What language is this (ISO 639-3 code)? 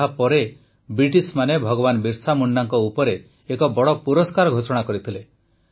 ori